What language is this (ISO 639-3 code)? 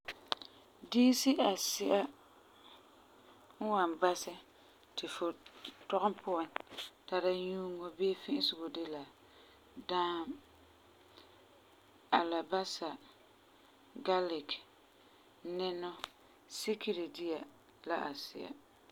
gur